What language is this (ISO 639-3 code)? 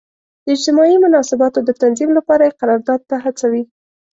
pus